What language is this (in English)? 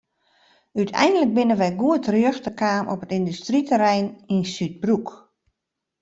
Western Frisian